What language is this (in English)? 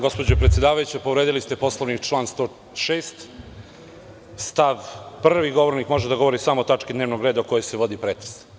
Serbian